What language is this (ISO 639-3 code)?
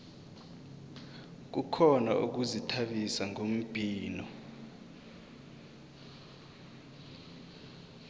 nbl